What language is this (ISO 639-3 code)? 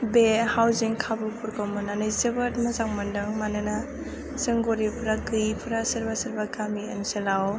brx